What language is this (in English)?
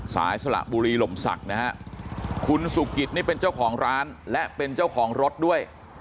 Thai